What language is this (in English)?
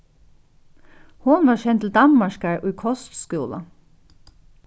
Faroese